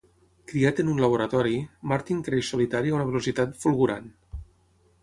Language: Catalan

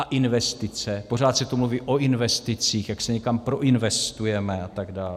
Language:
Czech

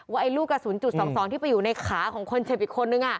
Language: Thai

